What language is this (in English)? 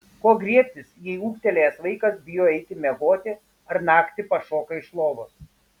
Lithuanian